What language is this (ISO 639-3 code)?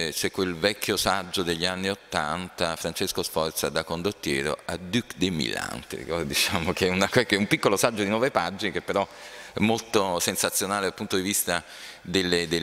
ita